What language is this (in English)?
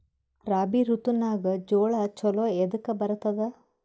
Kannada